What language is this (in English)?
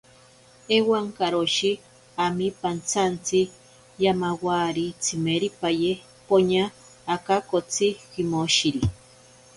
Ashéninka Perené